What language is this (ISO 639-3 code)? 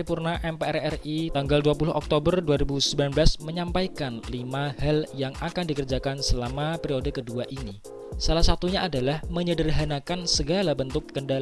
ind